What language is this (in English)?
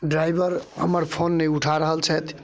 Maithili